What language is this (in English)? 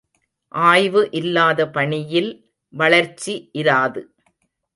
Tamil